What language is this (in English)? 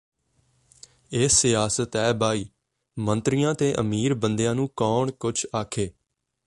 Punjabi